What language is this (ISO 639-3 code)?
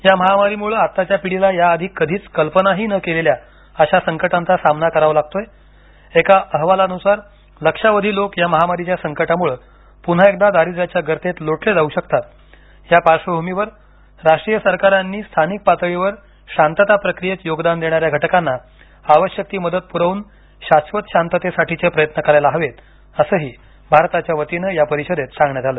mar